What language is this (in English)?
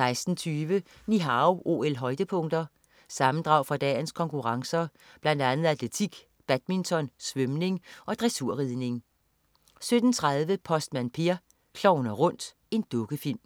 Danish